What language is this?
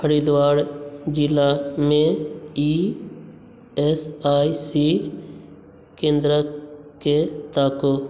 Maithili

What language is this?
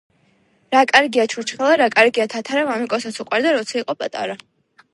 Georgian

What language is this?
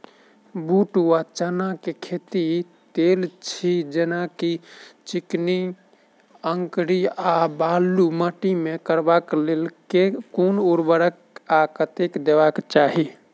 Maithili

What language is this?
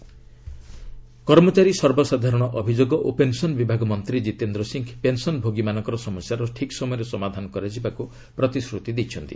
Odia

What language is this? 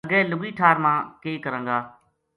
Gujari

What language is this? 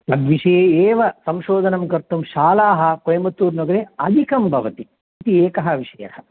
Sanskrit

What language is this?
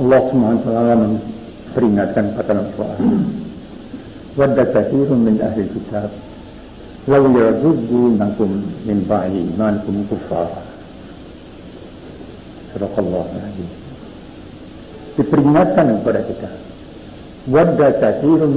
Indonesian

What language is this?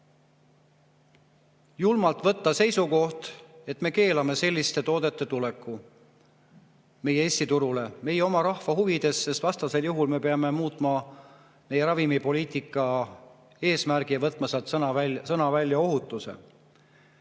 Estonian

